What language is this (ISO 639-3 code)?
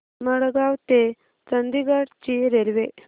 mar